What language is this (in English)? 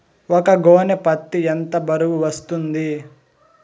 Telugu